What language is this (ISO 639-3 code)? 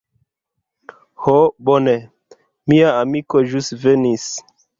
epo